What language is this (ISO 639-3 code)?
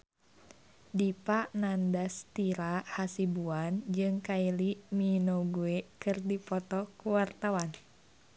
sun